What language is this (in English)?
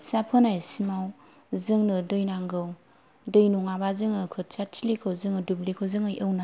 Bodo